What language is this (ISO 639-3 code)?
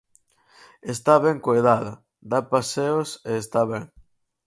glg